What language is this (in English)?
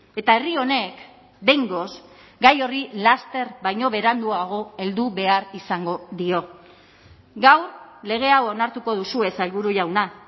Basque